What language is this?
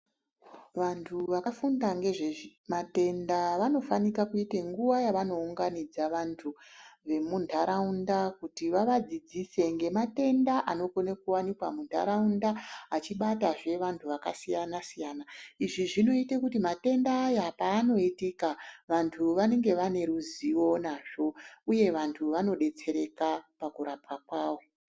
Ndau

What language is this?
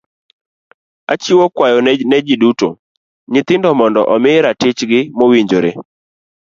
Luo (Kenya and Tanzania)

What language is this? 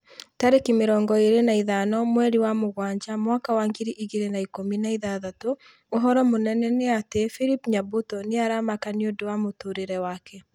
Kikuyu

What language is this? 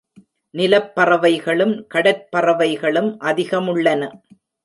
Tamil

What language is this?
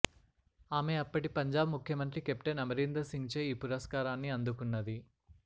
Telugu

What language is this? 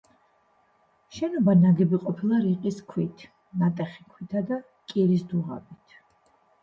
Georgian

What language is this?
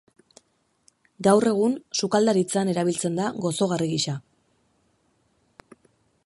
Basque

